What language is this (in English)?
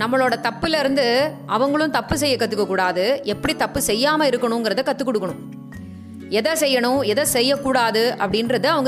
Tamil